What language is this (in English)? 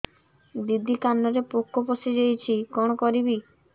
Odia